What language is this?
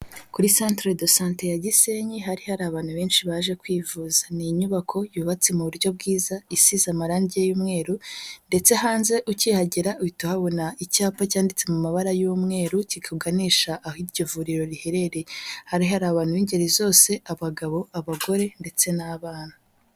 Kinyarwanda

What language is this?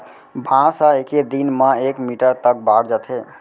Chhattisgarhi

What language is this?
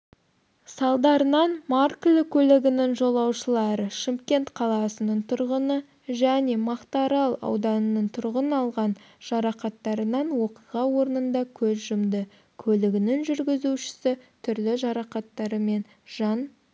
Kazakh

